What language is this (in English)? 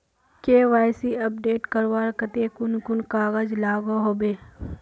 Magahi